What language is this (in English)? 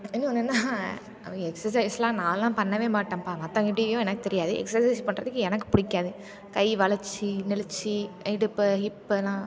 Tamil